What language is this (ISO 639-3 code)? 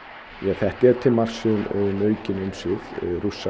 isl